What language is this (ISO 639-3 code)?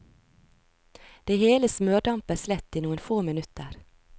nor